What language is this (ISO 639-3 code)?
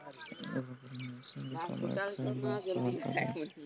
hne